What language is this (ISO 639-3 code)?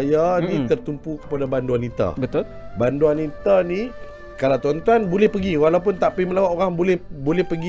msa